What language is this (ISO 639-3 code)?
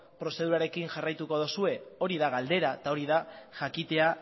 eus